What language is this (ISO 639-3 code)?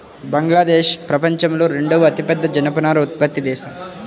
tel